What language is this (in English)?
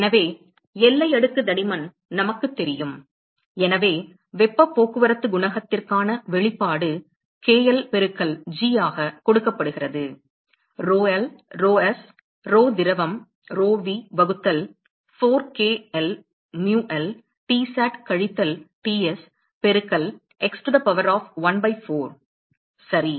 Tamil